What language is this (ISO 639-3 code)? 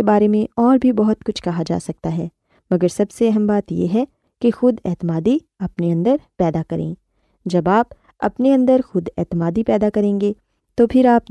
urd